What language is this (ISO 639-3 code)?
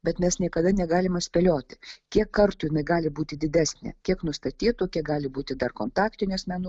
lit